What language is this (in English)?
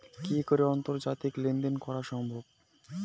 Bangla